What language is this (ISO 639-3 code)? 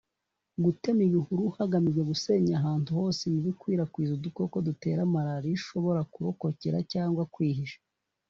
kin